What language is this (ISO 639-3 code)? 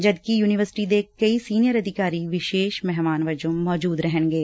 pan